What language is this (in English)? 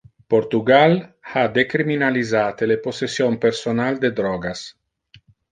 Interlingua